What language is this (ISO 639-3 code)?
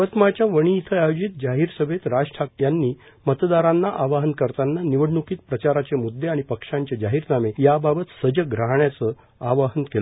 mar